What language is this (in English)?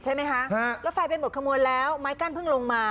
Thai